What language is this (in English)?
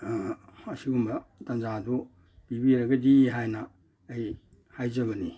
Manipuri